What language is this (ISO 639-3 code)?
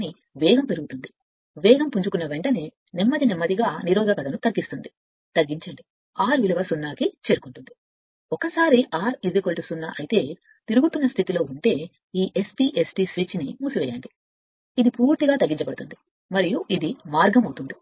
tel